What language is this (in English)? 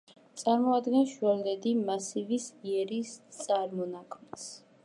Georgian